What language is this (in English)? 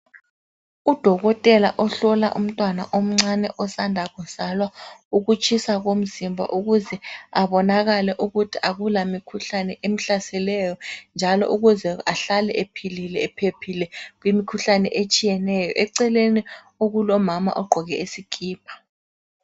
North Ndebele